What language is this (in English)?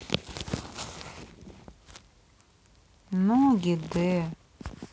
Russian